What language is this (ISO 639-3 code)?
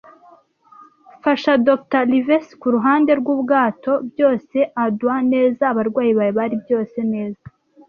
kin